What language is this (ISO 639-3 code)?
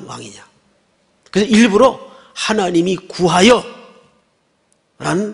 kor